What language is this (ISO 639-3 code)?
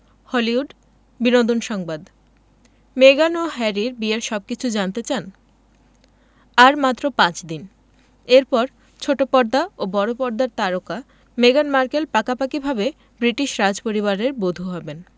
ben